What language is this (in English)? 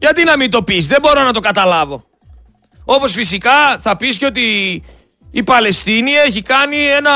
Greek